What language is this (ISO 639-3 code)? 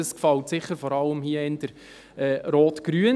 gsw